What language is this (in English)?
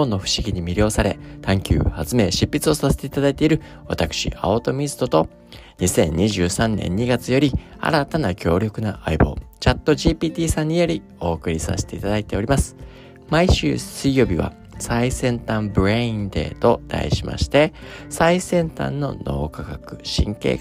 Japanese